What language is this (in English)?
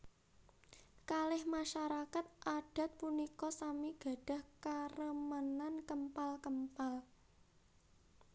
Javanese